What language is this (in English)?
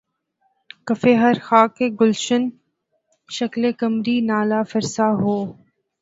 Urdu